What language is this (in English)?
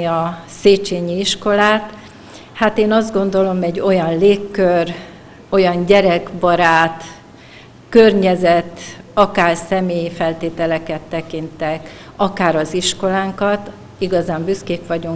Hungarian